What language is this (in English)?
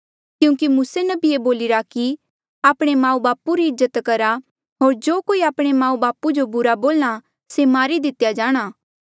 Mandeali